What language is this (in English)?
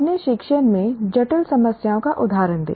Hindi